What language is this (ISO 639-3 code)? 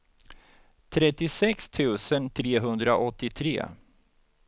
swe